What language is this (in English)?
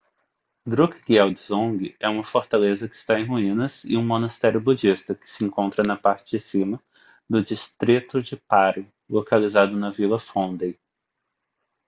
Portuguese